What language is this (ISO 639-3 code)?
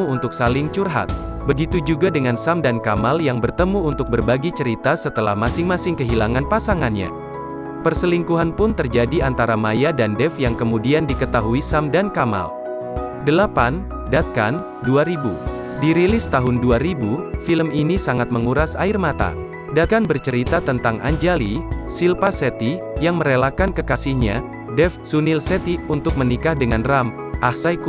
ind